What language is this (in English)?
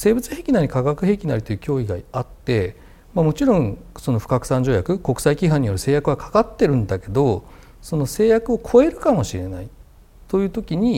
Japanese